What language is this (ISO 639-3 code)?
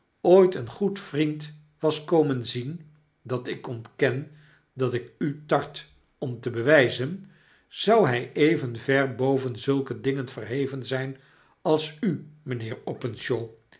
nld